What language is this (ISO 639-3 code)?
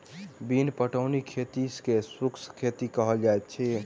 mai